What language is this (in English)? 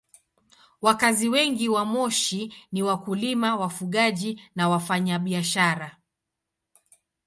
Swahili